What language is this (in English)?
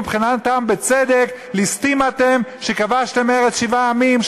Hebrew